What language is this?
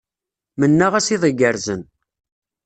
Kabyle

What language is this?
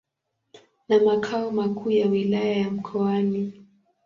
Swahili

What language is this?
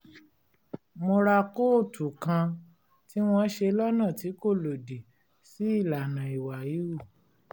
Yoruba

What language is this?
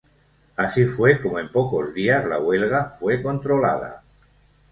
Spanish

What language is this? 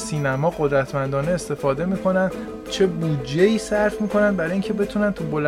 Persian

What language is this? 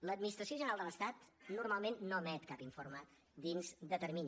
Catalan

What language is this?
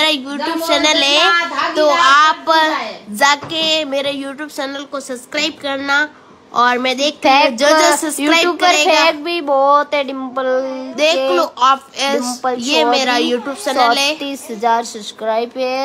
Hindi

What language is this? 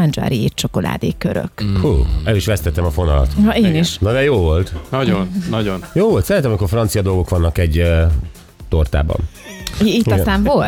Hungarian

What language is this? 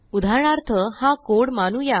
Marathi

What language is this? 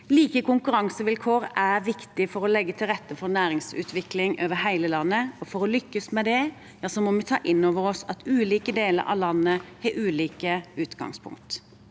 Norwegian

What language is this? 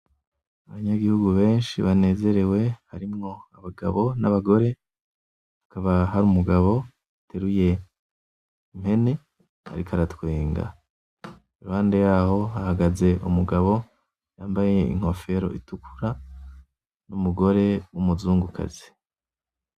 Rundi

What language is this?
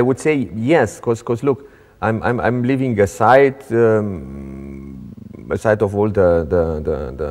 English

